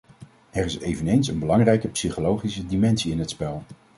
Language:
Dutch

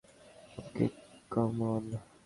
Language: Bangla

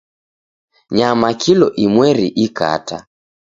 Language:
Taita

